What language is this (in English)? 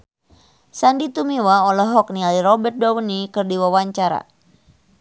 Sundanese